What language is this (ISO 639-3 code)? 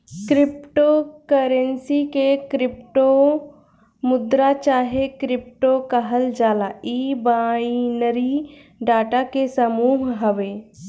bho